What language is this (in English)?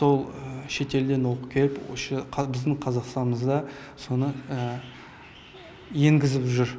Kazakh